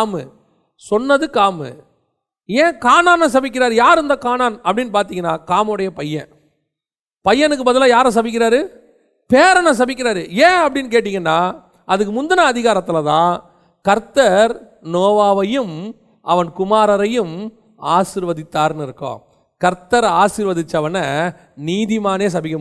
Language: Tamil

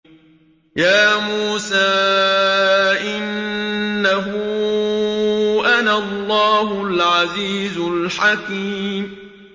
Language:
Arabic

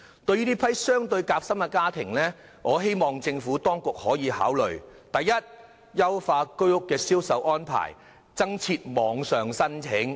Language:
Cantonese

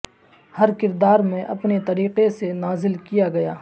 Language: Urdu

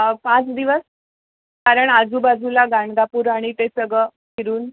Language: Marathi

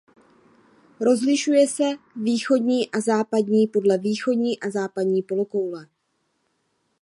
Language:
Czech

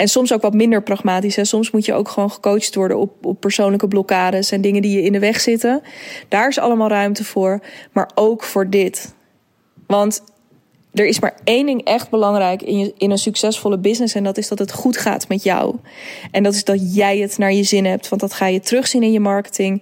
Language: Dutch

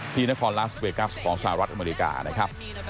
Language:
Thai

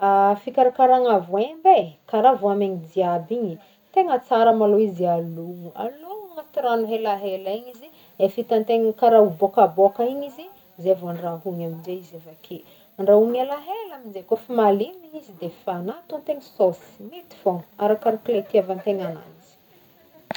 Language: Northern Betsimisaraka Malagasy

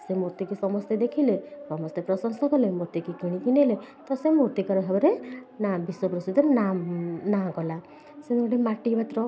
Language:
Odia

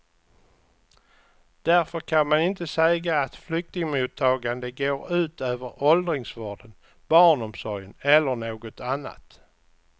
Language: Swedish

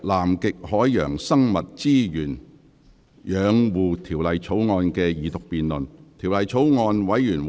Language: Cantonese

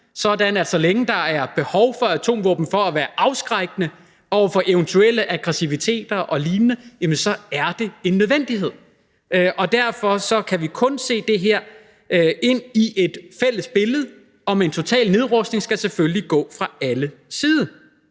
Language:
Danish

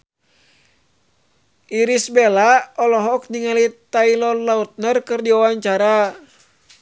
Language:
Sundanese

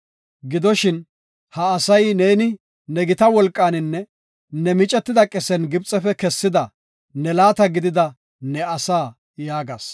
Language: Gofa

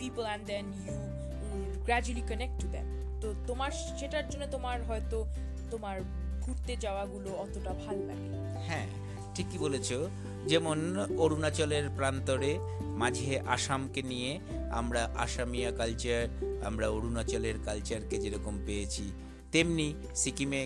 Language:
Bangla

